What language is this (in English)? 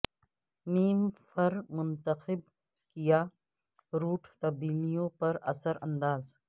Urdu